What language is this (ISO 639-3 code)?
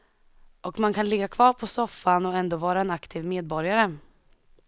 swe